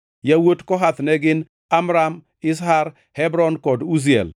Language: Luo (Kenya and Tanzania)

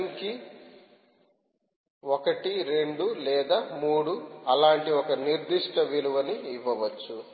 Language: Telugu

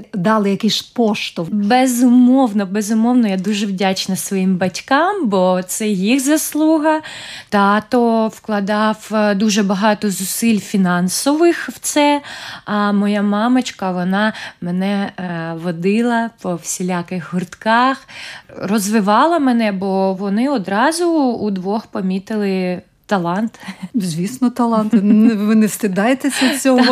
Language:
Ukrainian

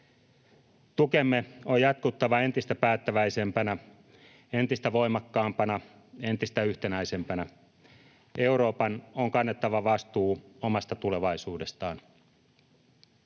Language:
Finnish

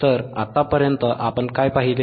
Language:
Marathi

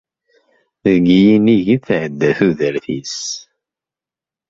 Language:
Kabyle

